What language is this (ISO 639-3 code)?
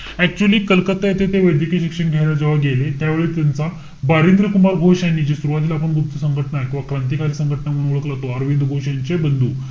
mar